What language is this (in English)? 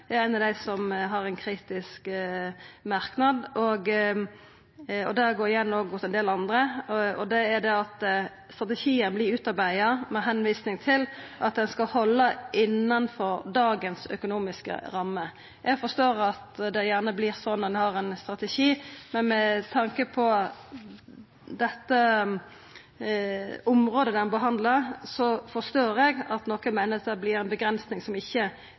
Norwegian Nynorsk